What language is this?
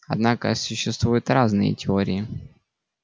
Russian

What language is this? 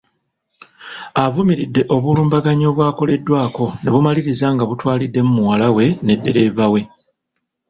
Ganda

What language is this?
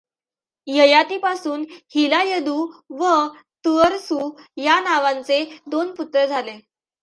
Marathi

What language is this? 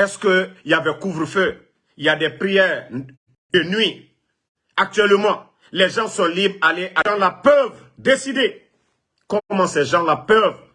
French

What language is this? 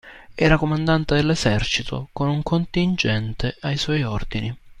Italian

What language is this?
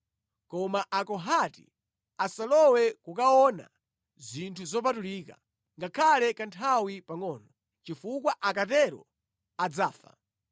Nyanja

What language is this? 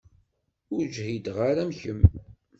Kabyle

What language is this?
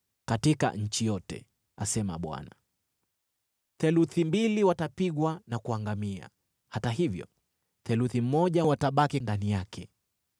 Swahili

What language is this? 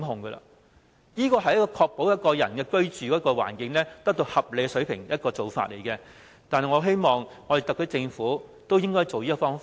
Cantonese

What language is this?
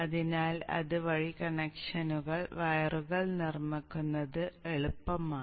Malayalam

